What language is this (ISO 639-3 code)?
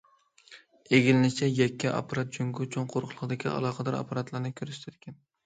uig